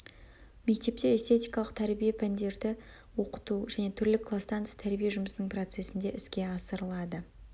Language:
Kazakh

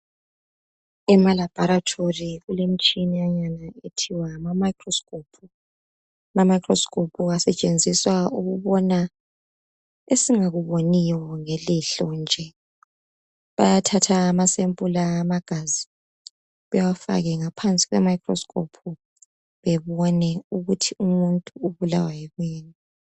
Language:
North Ndebele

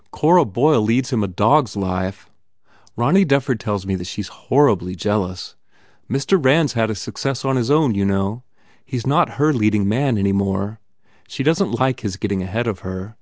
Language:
English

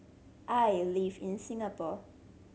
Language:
English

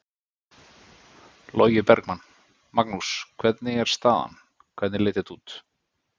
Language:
Icelandic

